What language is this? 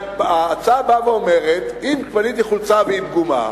Hebrew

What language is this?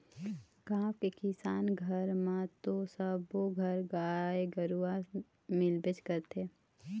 Chhattisgarhi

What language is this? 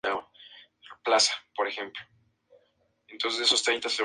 Spanish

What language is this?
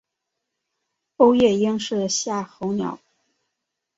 Chinese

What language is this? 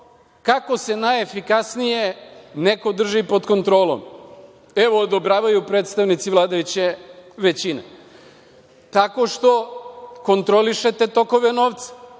Serbian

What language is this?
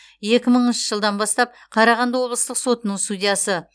Kazakh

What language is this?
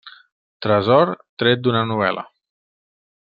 Catalan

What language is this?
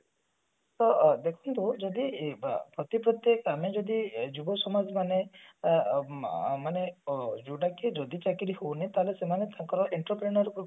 Odia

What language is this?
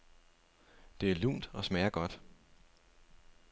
Danish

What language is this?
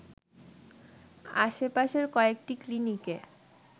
Bangla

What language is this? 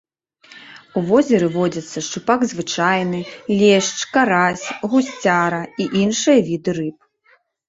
Belarusian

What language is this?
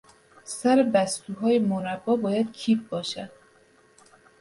Persian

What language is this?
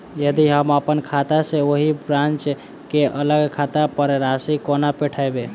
Maithili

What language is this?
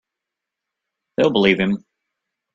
English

